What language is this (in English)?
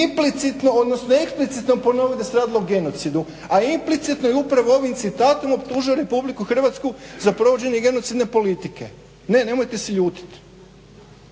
Croatian